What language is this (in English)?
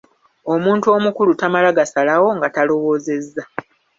Ganda